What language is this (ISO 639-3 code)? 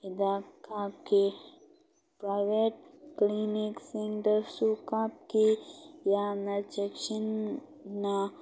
mni